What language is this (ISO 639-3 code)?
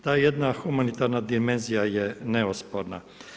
hrv